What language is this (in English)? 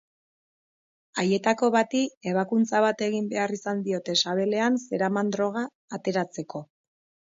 Basque